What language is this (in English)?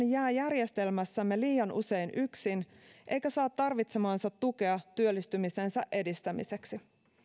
Finnish